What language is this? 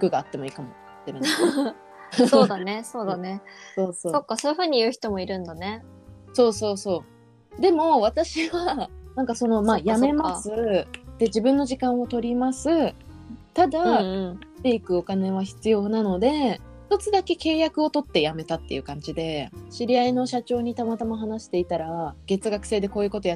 Japanese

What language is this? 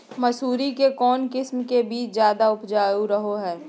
Magahi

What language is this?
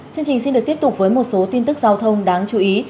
Vietnamese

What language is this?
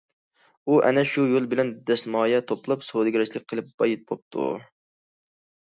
Uyghur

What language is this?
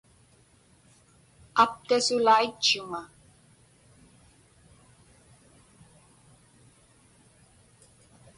Inupiaq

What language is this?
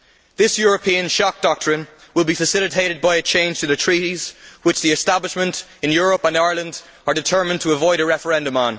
English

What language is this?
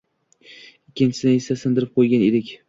Uzbek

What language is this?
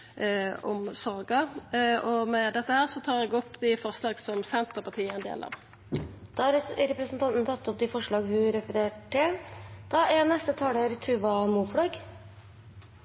Norwegian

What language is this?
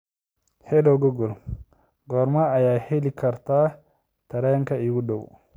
Somali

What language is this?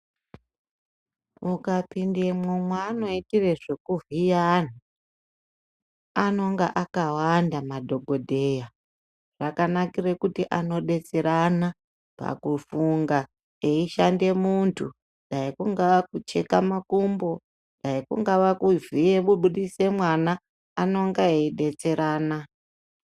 Ndau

